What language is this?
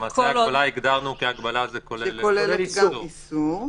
Hebrew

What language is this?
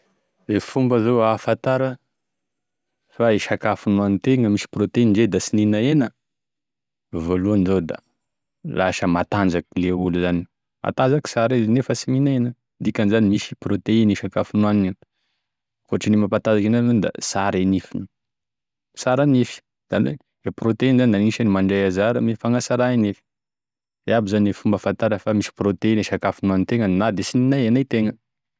Tesaka Malagasy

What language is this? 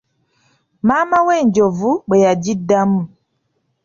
Ganda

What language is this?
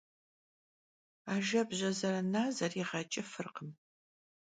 Kabardian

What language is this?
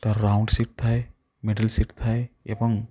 Odia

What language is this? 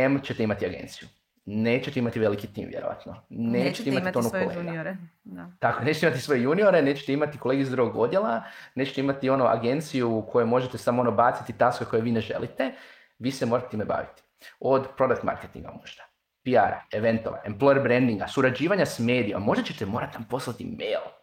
Croatian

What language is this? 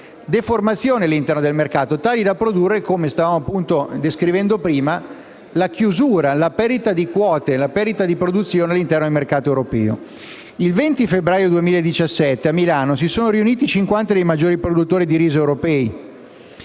Italian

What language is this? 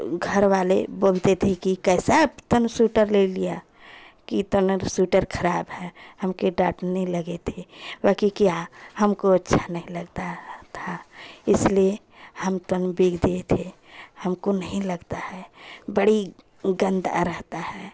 Hindi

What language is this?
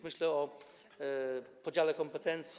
Polish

